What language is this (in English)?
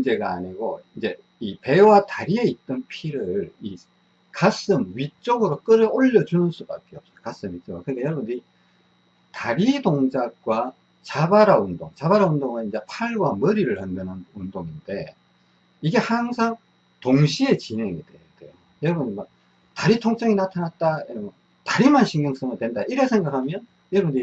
Korean